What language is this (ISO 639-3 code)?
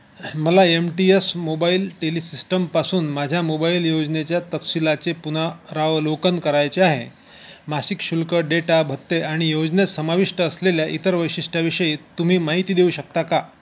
mar